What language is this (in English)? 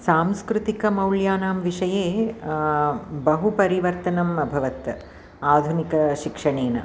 Sanskrit